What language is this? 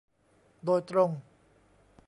Thai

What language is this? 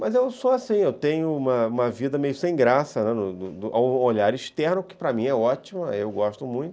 Portuguese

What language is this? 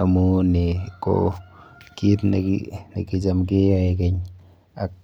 Kalenjin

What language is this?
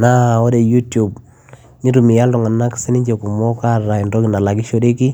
Masai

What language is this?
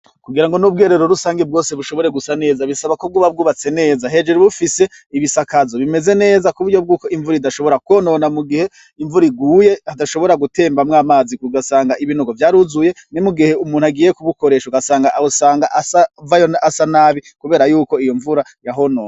Rundi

